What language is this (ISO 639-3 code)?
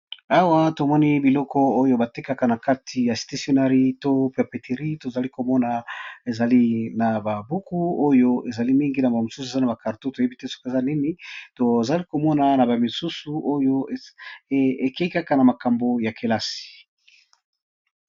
lin